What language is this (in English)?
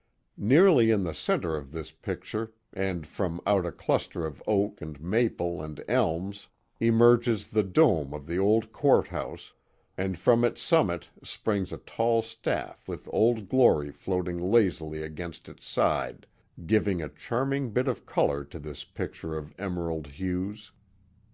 English